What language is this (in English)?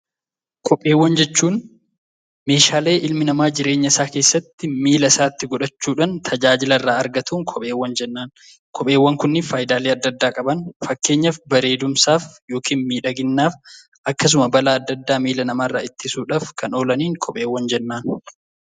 Oromo